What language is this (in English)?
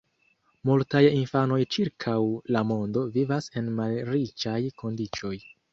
Esperanto